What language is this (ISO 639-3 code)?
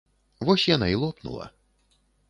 bel